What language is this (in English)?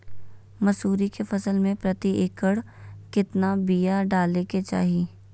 Magahi